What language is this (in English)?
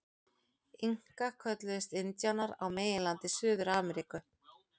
Icelandic